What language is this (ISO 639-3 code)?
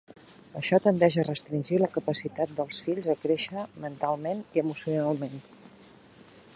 cat